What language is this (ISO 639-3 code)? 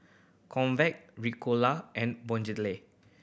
eng